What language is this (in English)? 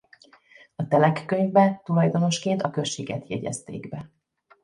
Hungarian